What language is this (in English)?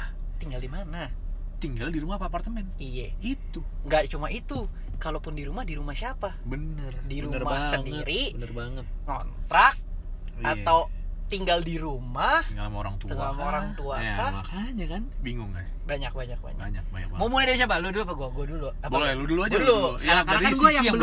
Indonesian